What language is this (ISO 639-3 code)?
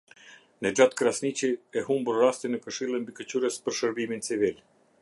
sqi